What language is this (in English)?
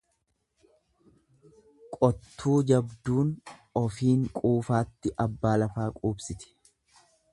Oromo